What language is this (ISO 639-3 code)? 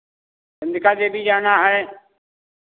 hin